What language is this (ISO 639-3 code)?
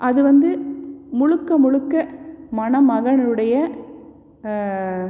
tam